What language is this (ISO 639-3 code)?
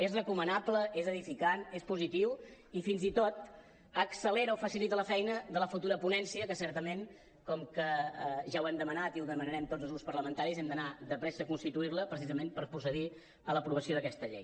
cat